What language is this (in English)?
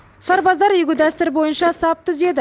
Kazakh